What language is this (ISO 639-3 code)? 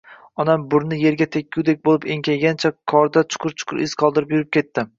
uzb